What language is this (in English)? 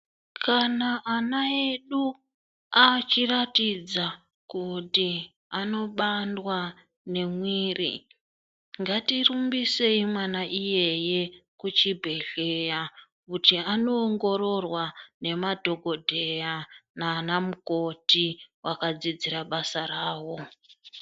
Ndau